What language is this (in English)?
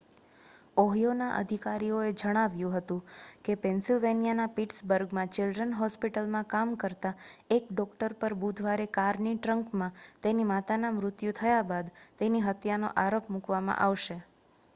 Gujarati